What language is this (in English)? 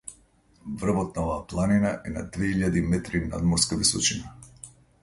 Macedonian